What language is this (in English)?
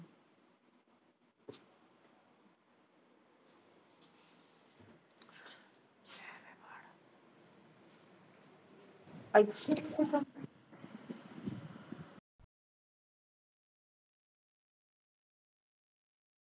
Punjabi